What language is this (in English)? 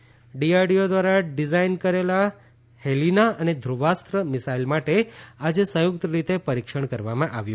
Gujarati